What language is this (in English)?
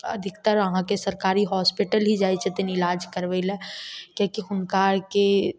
Maithili